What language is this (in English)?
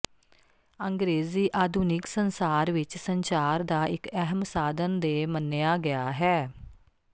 Punjabi